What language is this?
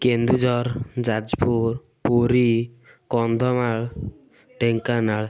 Odia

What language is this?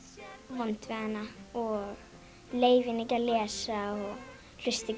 Icelandic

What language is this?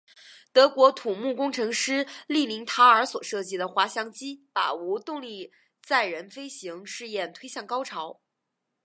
Chinese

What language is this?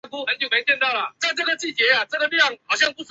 Chinese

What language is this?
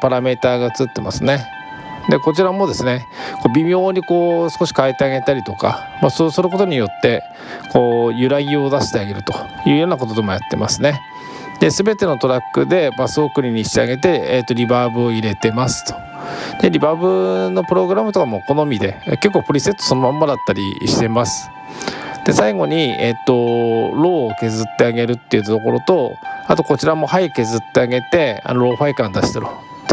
Japanese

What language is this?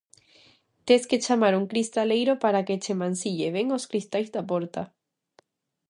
Galician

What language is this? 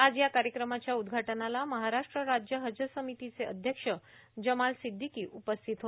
Marathi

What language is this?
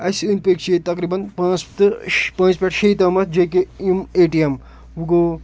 Kashmiri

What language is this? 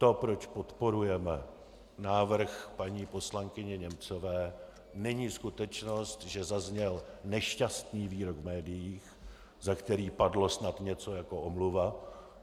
Czech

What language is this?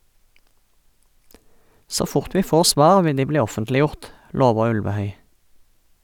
Norwegian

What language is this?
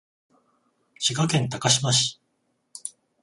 Japanese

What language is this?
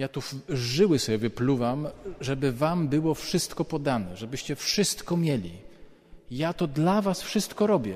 Polish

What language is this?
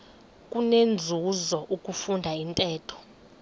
Xhosa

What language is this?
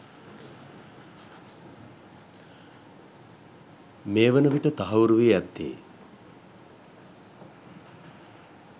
Sinhala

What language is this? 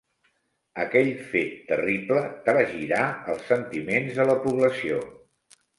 Catalan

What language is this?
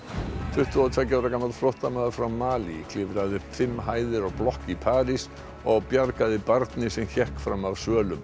Icelandic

